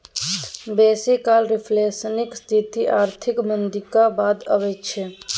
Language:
Maithili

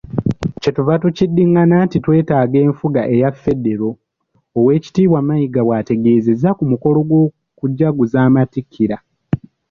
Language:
Ganda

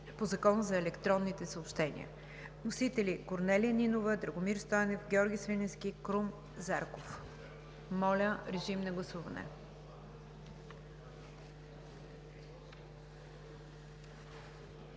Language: Bulgarian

